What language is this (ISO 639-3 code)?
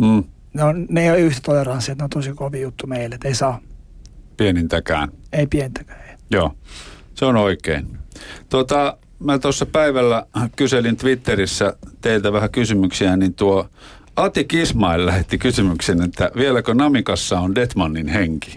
fin